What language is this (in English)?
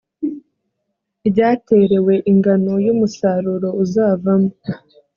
Kinyarwanda